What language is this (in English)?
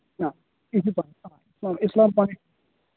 Kashmiri